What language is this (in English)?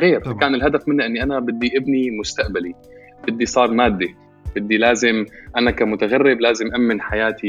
Arabic